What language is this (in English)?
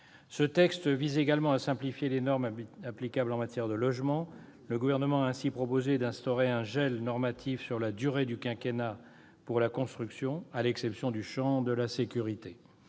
French